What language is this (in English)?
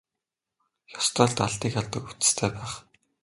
Mongolian